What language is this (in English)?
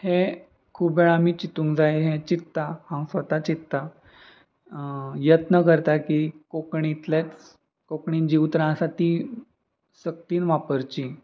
Konkani